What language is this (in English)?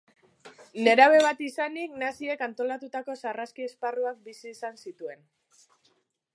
Basque